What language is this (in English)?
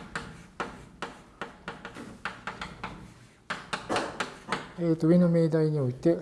Japanese